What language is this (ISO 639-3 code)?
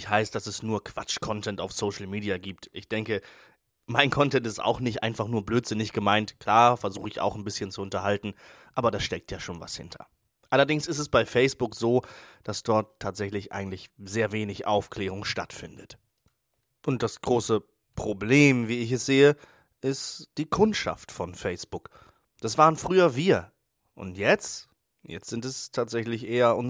deu